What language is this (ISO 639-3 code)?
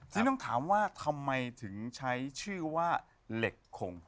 tha